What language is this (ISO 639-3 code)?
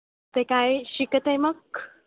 mar